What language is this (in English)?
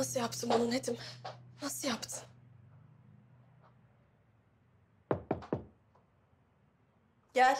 Turkish